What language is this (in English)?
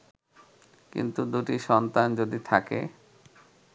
Bangla